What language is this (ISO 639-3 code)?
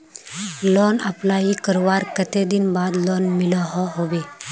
mag